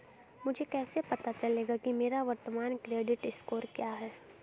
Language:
Hindi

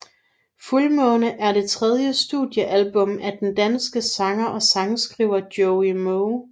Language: Danish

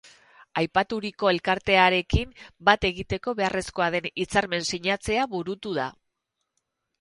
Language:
Basque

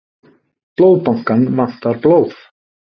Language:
Icelandic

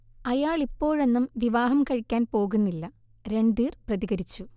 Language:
Malayalam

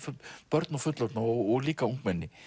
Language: Icelandic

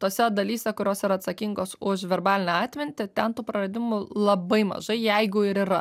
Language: Lithuanian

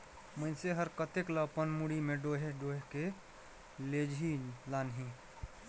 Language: Chhattisgarhi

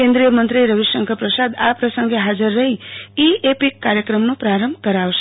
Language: Gujarati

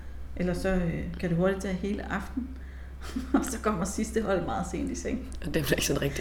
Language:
Danish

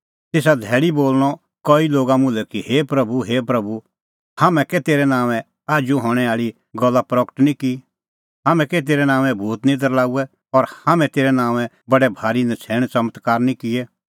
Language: Kullu Pahari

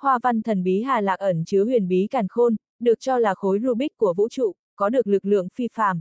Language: Vietnamese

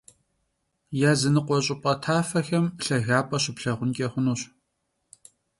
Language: Kabardian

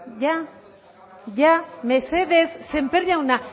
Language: Basque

